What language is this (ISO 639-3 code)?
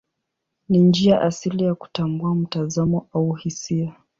swa